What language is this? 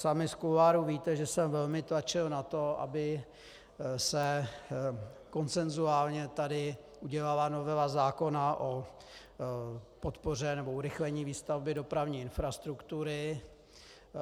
Czech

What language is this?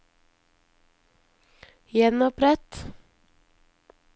Norwegian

